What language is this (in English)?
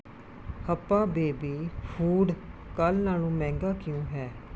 Punjabi